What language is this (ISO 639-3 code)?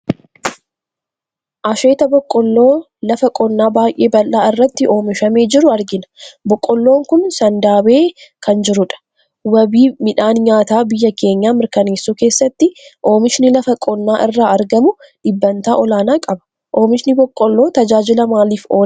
orm